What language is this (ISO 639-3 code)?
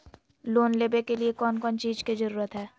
mag